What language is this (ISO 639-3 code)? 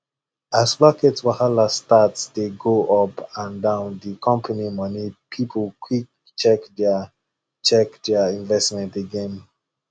pcm